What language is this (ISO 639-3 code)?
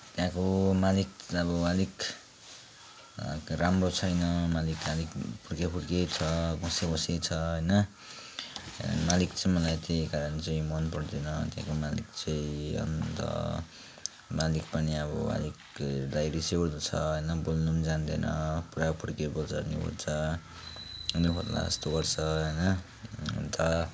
nep